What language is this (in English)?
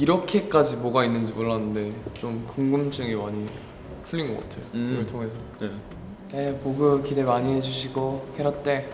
Korean